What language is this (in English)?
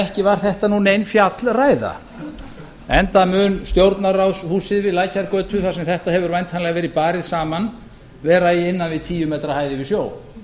Icelandic